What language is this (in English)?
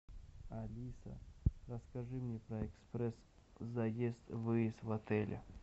Russian